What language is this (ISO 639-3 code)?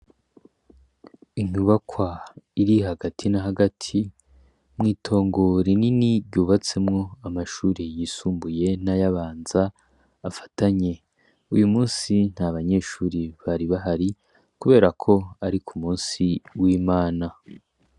run